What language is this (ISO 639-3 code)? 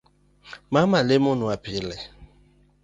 luo